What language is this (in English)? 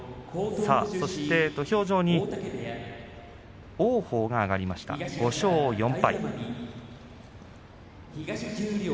Japanese